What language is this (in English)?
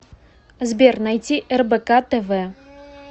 Russian